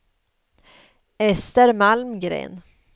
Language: Swedish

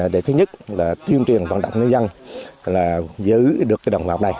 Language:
Vietnamese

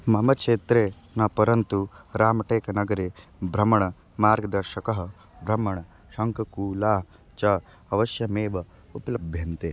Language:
Sanskrit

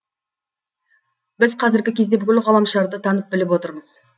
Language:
Kazakh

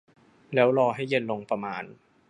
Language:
Thai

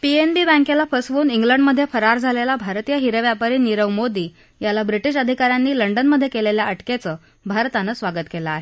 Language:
Marathi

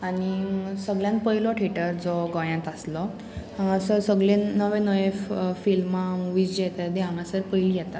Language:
Konkani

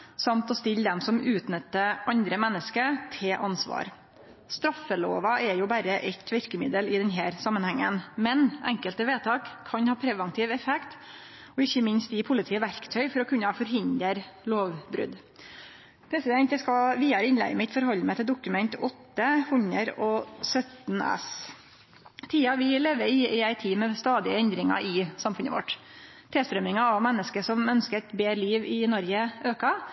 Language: Norwegian Nynorsk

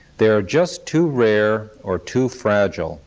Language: English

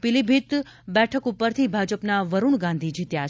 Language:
Gujarati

